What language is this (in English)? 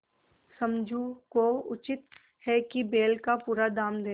Hindi